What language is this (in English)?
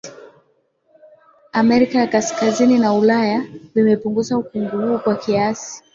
Swahili